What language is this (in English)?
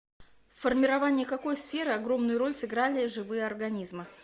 Russian